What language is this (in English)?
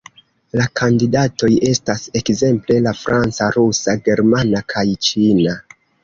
Esperanto